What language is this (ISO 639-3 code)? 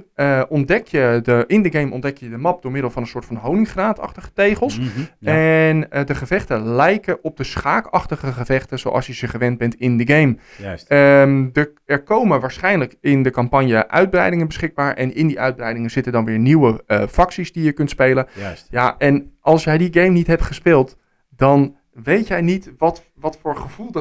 nld